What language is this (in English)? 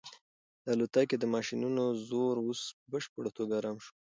Pashto